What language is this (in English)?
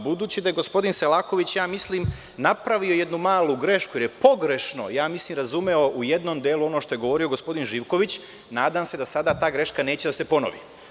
Serbian